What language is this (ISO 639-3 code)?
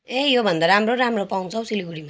nep